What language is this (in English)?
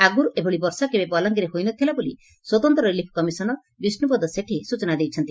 Odia